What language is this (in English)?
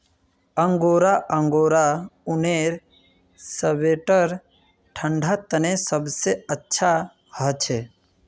Magahi